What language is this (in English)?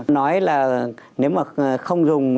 Vietnamese